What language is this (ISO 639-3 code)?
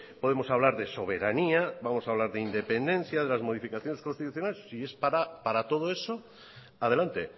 spa